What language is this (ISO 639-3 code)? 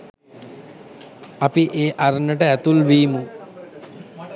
sin